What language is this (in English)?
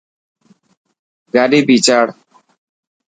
Dhatki